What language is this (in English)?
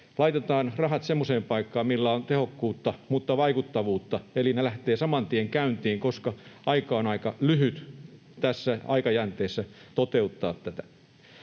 Finnish